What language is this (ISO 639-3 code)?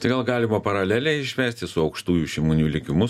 lit